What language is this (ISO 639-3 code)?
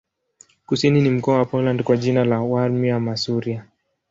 swa